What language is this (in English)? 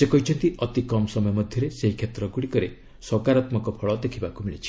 Odia